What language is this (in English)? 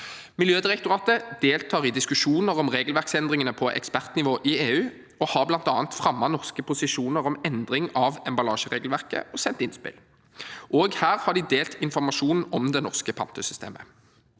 Norwegian